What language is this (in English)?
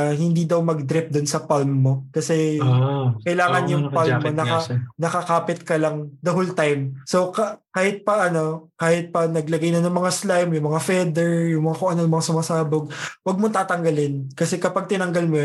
Filipino